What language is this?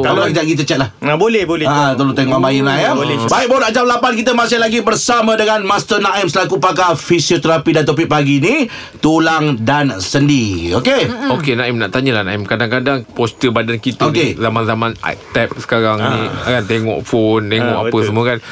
Malay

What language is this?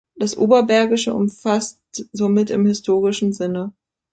German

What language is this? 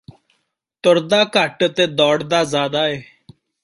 Punjabi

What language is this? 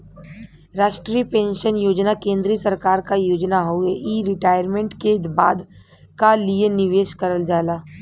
Bhojpuri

